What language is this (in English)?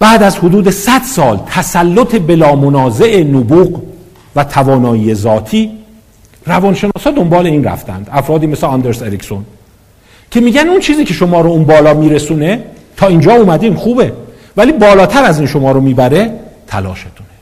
Persian